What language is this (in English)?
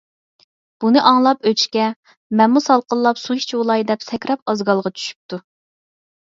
Uyghur